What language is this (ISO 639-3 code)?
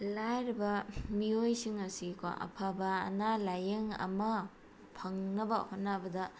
mni